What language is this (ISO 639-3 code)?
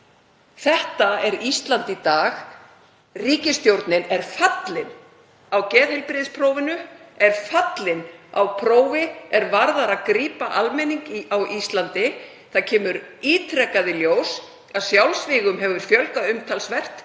isl